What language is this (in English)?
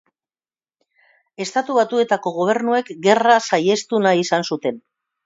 Basque